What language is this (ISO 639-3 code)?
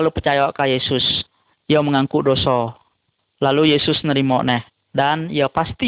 msa